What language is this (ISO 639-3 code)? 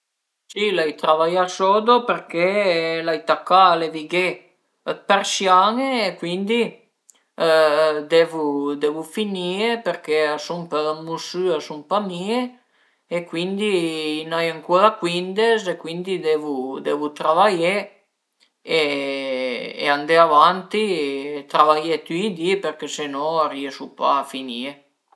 pms